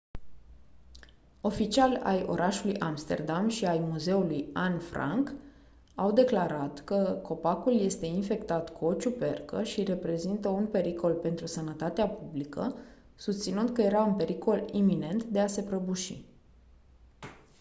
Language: Romanian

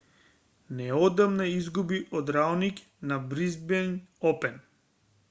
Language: Macedonian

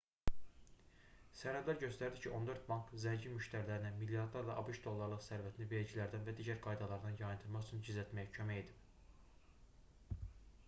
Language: Azerbaijani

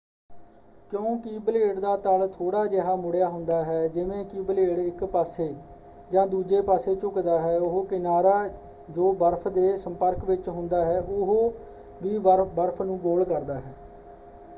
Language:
Punjabi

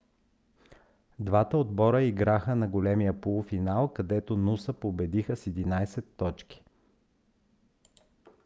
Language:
Bulgarian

